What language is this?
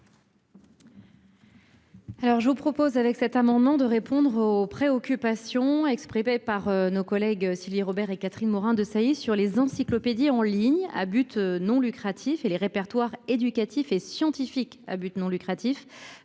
French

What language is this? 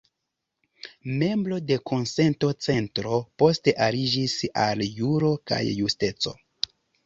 Esperanto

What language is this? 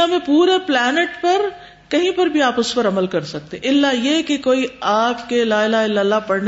Urdu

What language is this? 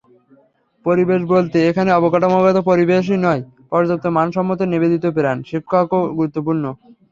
Bangla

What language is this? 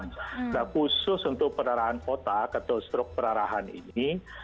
Indonesian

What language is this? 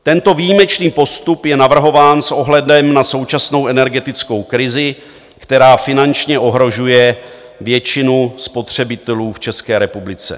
Czech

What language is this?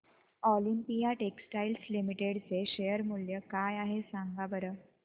Marathi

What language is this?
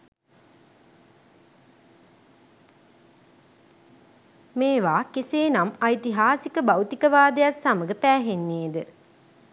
Sinhala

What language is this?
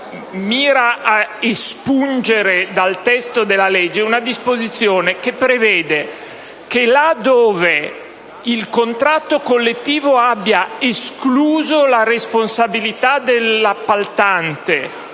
Italian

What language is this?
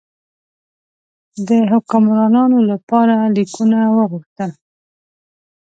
Pashto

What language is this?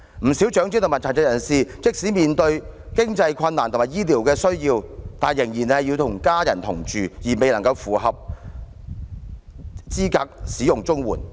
Cantonese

